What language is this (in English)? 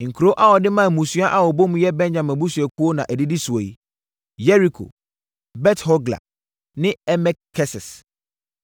Akan